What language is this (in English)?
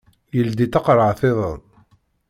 Kabyle